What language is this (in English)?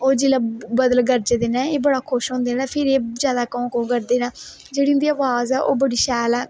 Dogri